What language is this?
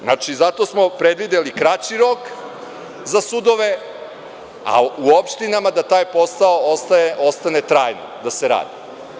Serbian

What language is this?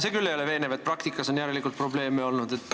Estonian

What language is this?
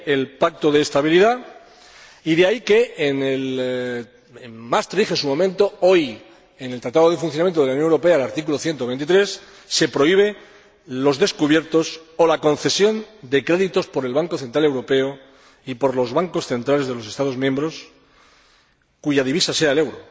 Spanish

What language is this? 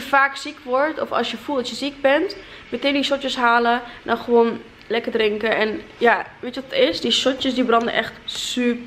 Dutch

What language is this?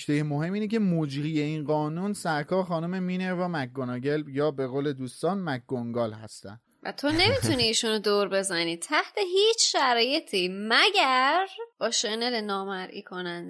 Persian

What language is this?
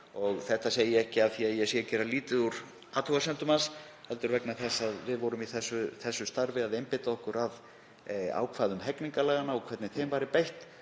Icelandic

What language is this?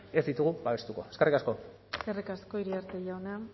Basque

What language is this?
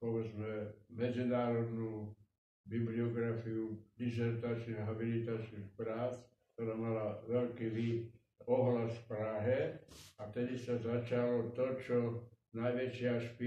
Czech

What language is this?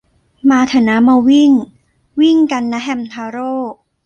Thai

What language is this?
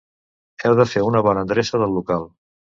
Catalan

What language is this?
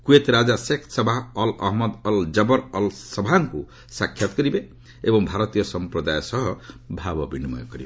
Odia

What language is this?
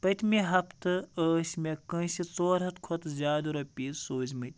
Kashmiri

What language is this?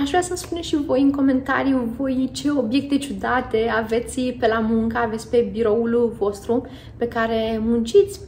Romanian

